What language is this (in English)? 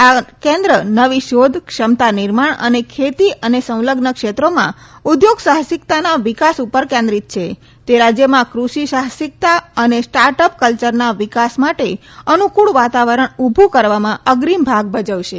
Gujarati